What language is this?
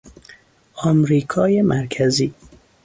Persian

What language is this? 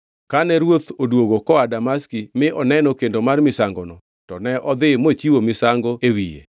Luo (Kenya and Tanzania)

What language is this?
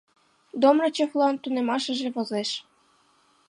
Mari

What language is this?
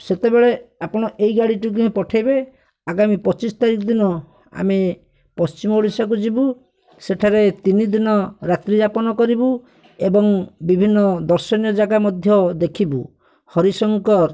Odia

